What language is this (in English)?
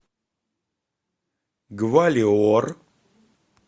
Russian